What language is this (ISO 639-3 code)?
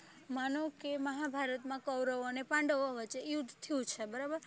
guj